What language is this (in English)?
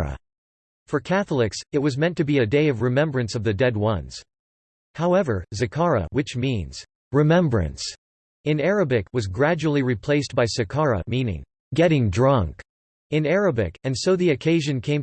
English